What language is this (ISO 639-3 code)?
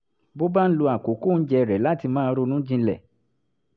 yor